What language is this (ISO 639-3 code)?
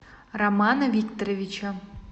rus